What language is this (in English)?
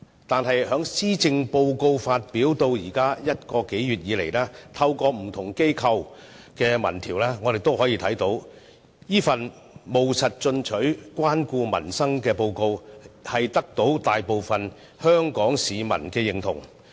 Cantonese